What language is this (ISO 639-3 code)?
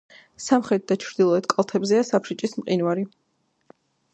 kat